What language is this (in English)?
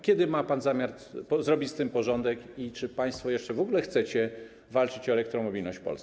Polish